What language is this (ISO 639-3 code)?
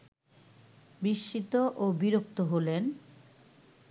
ben